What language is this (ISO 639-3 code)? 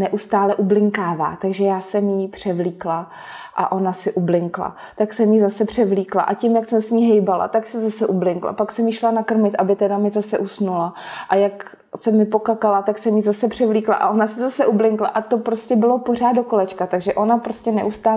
ces